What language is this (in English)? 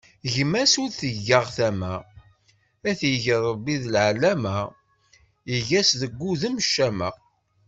Kabyle